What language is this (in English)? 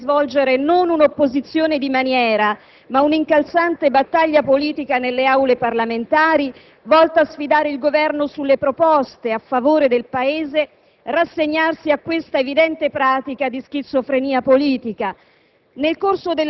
Italian